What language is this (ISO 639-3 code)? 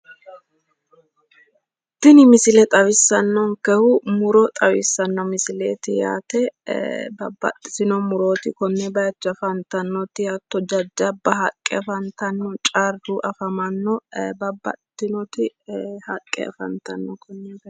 sid